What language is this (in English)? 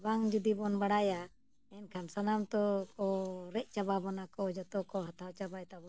Santali